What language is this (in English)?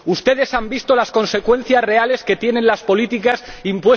Spanish